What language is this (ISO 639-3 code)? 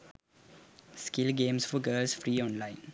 sin